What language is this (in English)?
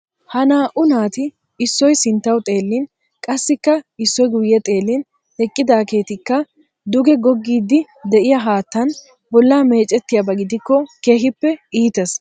Wolaytta